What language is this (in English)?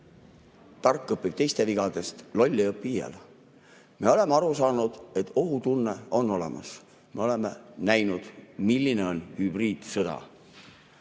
Estonian